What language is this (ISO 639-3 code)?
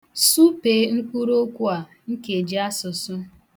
ibo